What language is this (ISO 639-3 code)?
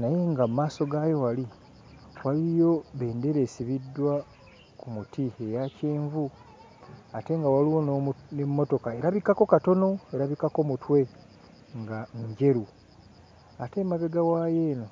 lug